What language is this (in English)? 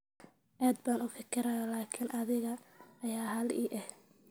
Somali